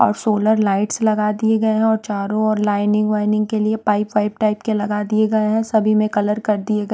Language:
Hindi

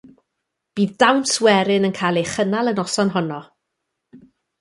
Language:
Welsh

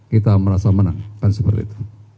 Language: Indonesian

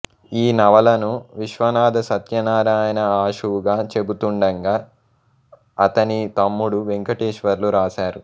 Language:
Telugu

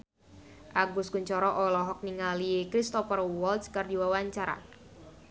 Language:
Sundanese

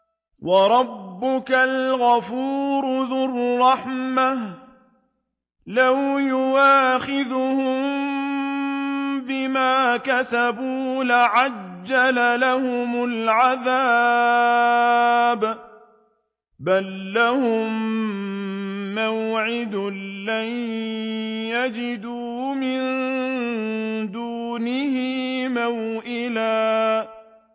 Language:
Arabic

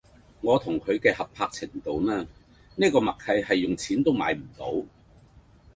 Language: Cantonese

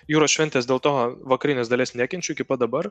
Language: Lithuanian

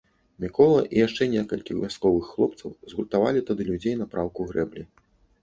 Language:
Belarusian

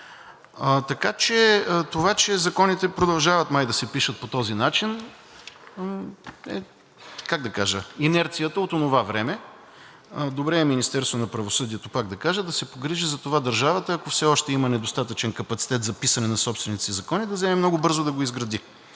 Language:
Bulgarian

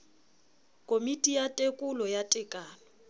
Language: Southern Sotho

